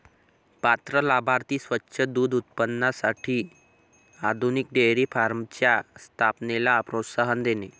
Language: Marathi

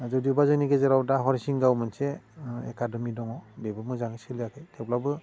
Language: Bodo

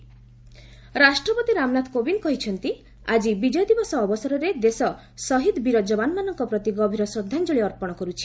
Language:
Odia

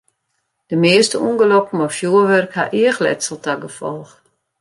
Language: Western Frisian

